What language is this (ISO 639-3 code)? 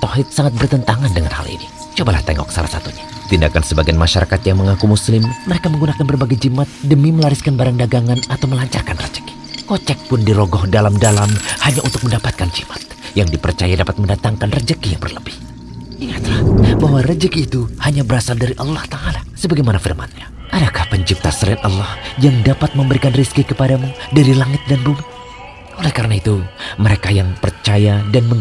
ind